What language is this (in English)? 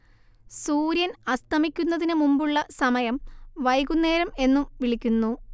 Malayalam